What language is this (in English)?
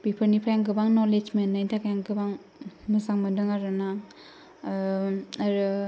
Bodo